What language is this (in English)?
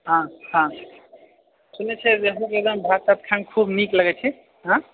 Maithili